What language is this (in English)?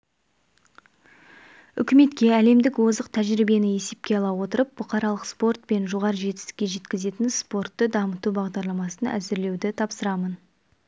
Kazakh